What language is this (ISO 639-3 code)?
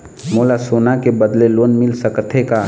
hne